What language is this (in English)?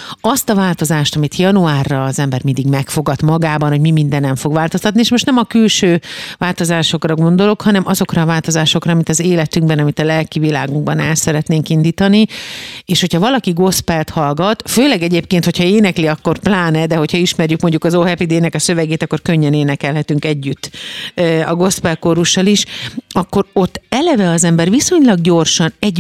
Hungarian